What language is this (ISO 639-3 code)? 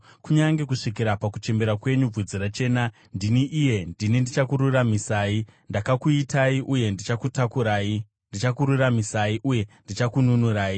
sna